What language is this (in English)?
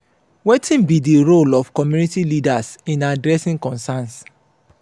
Nigerian Pidgin